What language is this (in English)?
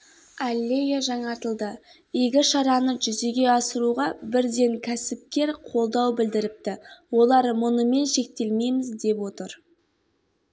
Kazakh